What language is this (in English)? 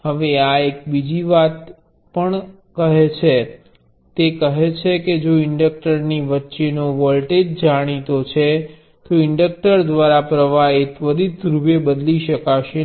Gujarati